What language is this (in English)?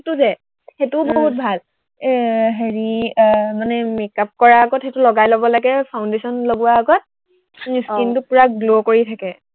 Assamese